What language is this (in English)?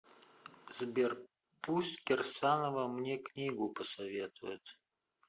Russian